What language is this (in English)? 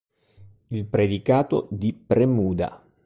Italian